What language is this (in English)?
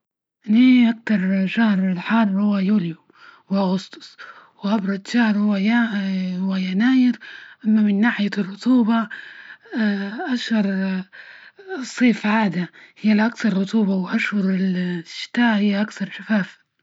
Libyan Arabic